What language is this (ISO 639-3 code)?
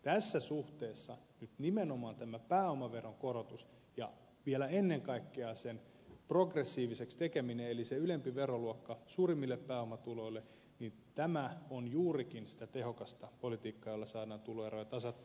fin